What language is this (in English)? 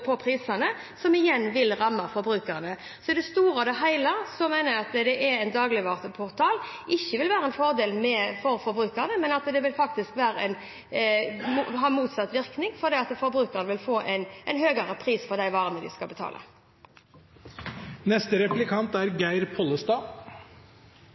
Norwegian Bokmål